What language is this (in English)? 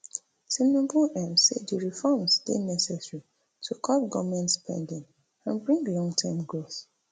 Nigerian Pidgin